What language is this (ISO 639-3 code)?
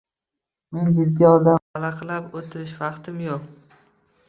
uzb